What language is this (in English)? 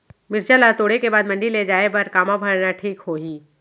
Chhattisgarhi